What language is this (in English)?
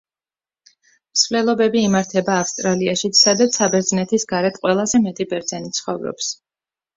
Georgian